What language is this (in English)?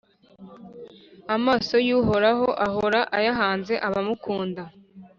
Kinyarwanda